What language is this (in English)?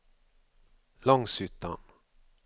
Swedish